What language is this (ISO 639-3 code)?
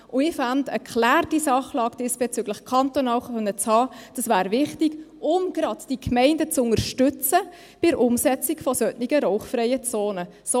gsw